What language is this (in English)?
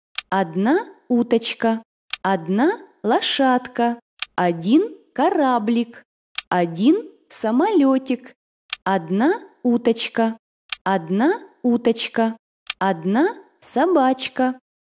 Russian